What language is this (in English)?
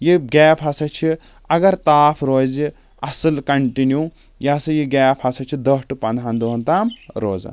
Kashmiri